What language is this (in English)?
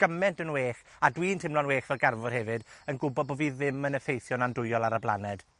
Welsh